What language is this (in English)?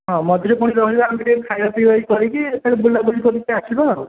Odia